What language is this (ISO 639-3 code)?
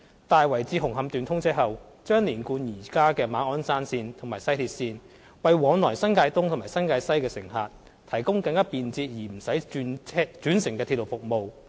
yue